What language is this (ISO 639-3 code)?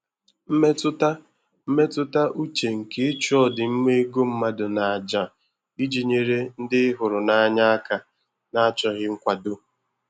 ibo